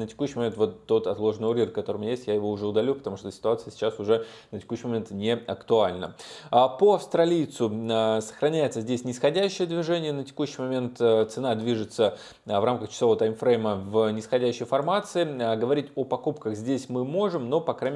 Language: Russian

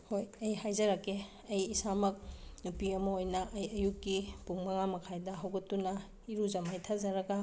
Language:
Manipuri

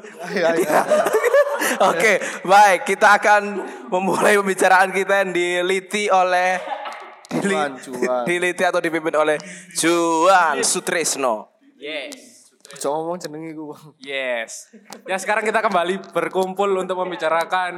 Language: Indonesian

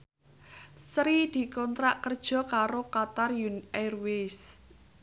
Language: Javanese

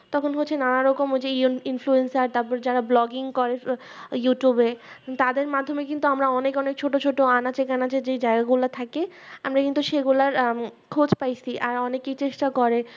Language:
Bangla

